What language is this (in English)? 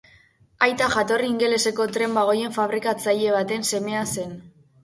Basque